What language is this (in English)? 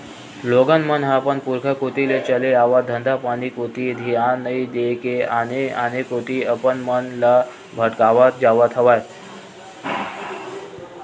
Chhattisgarhi